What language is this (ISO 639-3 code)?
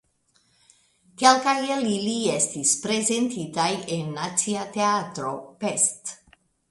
epo